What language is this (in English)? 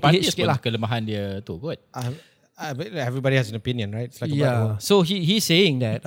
Malay